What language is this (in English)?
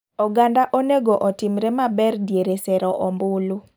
Luo (Kenya and Tanzania)